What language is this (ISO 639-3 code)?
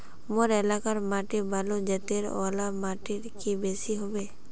mag